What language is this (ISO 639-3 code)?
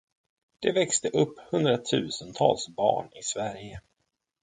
swe